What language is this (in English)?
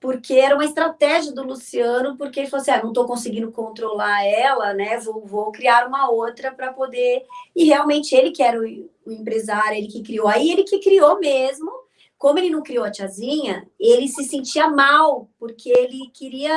Portuguese